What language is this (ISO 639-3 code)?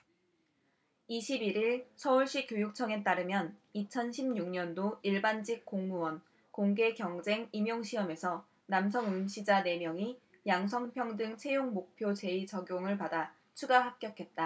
kor